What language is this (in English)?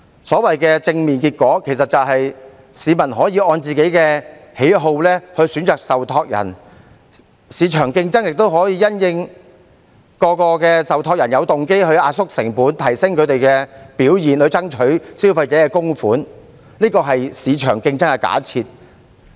Cantonese